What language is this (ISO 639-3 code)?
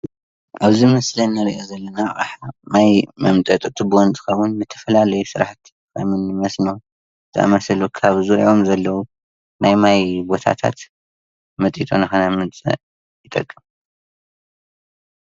tir